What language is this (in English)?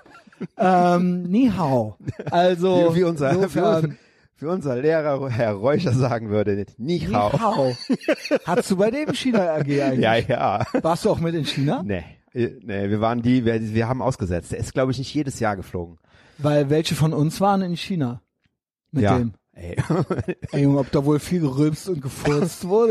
German